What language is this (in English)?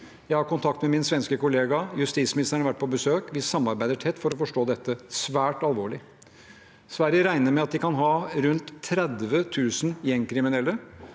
Norwegian